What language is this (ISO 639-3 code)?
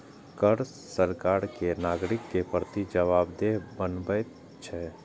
mai